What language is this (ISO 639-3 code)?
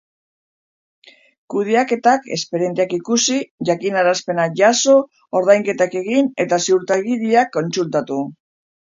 eus